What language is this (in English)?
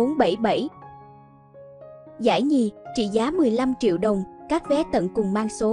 Vietnamese